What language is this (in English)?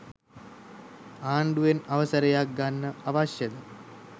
Sinhala